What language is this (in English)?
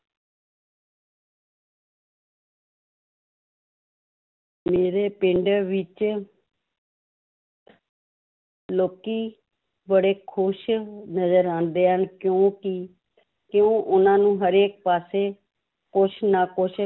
Punjabi